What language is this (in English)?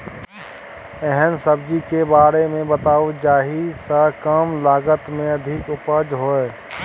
Maithili